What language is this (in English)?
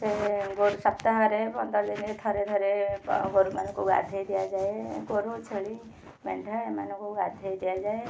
Odia